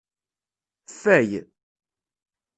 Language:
Kabyle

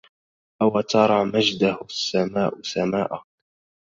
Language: Arabic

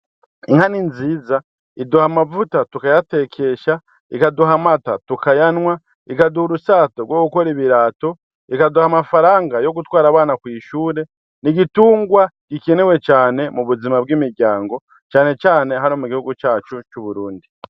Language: Rundi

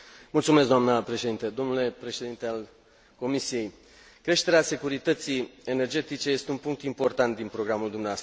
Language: Romanian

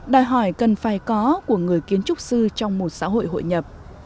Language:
Vietnamese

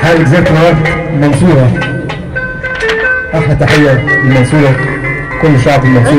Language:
Arabic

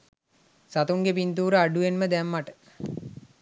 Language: Sinhala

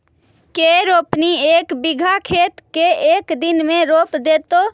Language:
Magahi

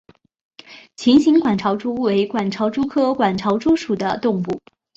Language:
Chinese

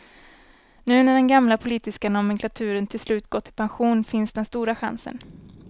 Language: Swedish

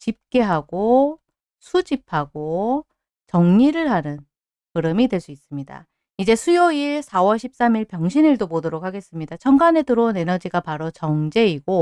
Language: Korean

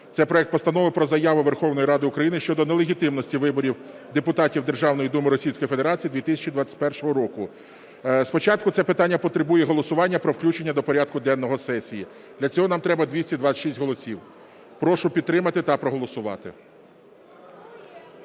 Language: Ukrainian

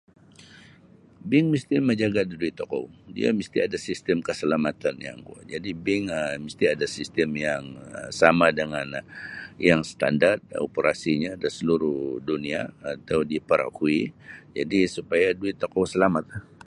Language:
Sabah Bisaya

